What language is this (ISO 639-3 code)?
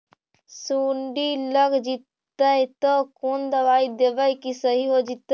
mag